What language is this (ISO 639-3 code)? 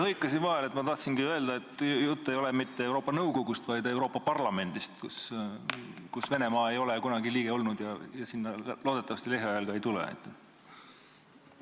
est